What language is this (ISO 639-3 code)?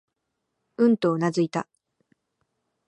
jpn